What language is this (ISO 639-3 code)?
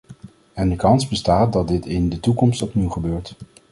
nld